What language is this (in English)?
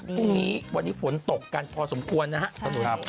Thai